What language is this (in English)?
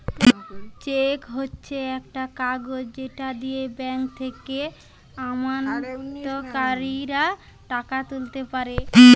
Bangla